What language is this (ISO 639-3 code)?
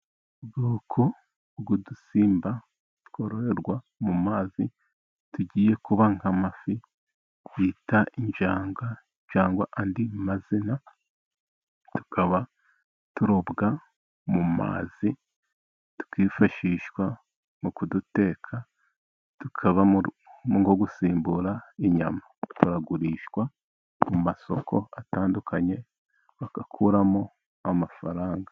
kin